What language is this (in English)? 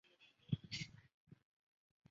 Chinese